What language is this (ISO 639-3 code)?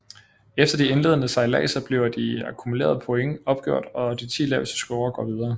dan